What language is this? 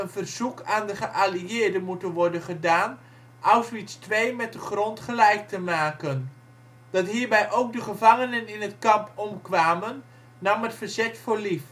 Dutch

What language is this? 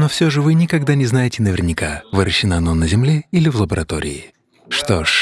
Russian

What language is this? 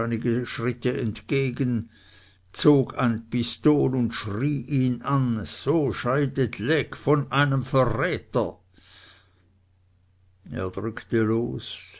German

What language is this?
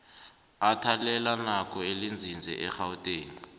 South Ndebele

